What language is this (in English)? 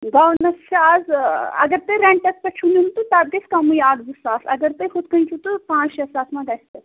Kashmiri